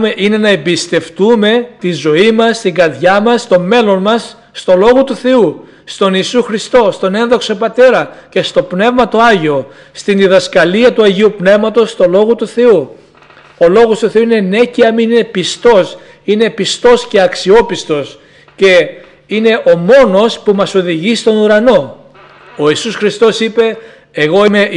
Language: Greek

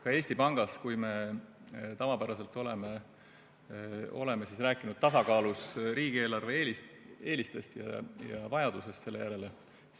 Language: Estonian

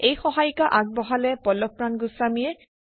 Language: Assamese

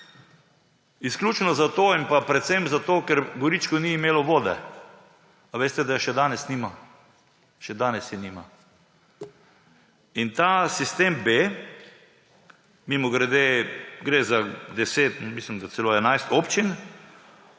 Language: Slovenian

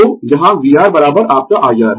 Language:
Hindi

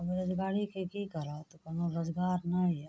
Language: Maithili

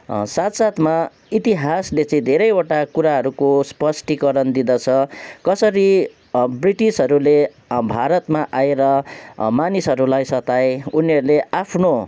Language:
Nepali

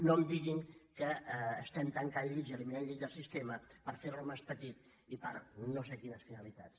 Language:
Catalan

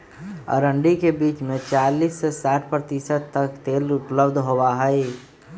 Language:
Magahi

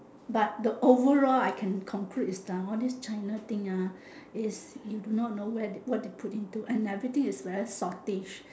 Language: English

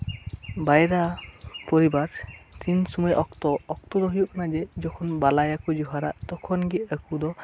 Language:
Santali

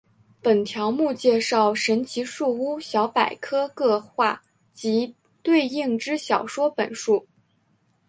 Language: Chinese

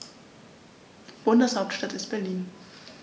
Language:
German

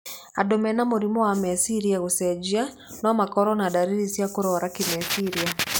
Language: Kikuyu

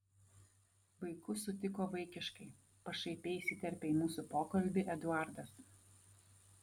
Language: Lithuanian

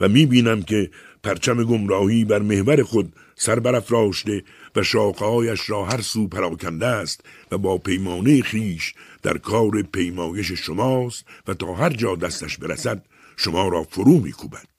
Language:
Persian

